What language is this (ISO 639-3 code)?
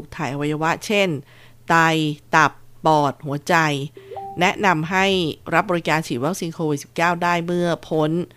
tha